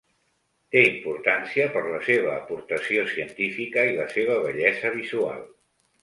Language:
Catalan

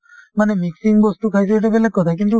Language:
Assamese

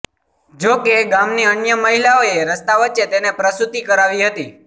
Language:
Gujarati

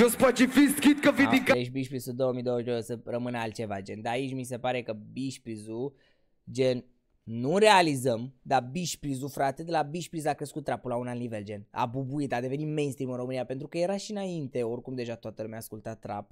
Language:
Romanian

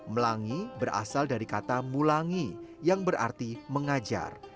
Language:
Indonesian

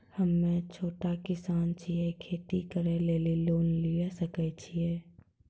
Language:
Maithili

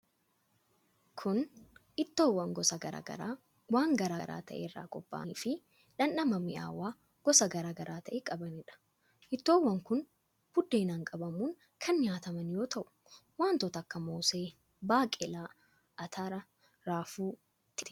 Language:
Oromo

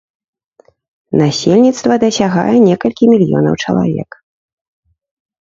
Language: Belarusian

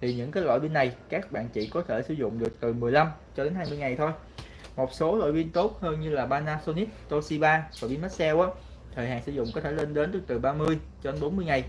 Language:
Vietnamese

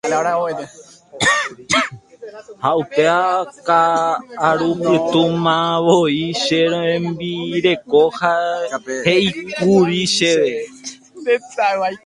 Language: Guarani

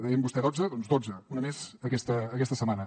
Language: Catalan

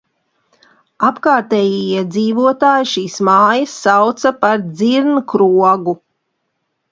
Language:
Latvian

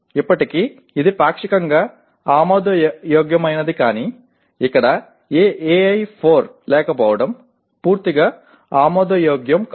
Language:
Telugu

